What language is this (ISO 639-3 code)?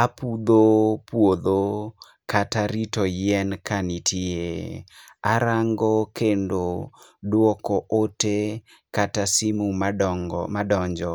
luo